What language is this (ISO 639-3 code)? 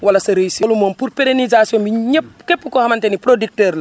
wol